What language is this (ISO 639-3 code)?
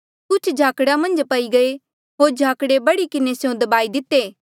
mjl